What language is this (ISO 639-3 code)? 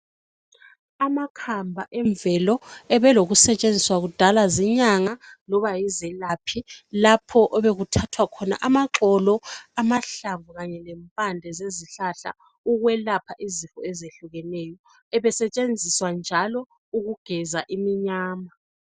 nde